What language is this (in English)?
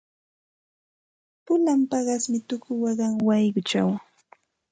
Santa Ana de Tusi Pasco Quechua